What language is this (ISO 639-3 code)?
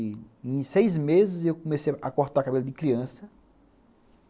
por